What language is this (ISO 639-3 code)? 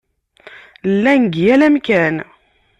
kab